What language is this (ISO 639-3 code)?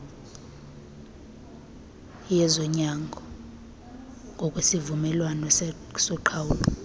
xho